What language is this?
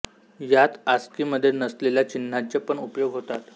Marathi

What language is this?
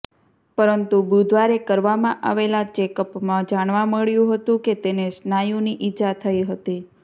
Gujarati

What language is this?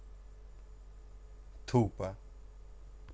Russian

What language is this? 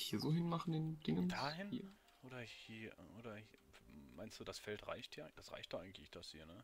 German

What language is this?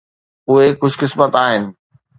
Sindhi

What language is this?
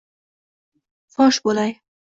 Uzbek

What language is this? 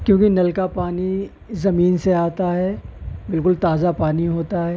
Urdu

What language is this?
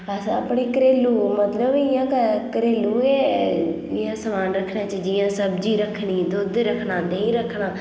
Dogri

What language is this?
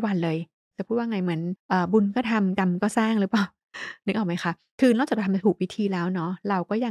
Thai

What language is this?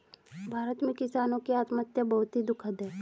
Hindi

